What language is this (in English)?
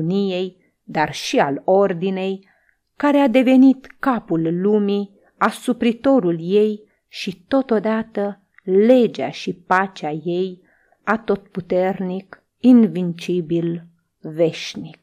Romanian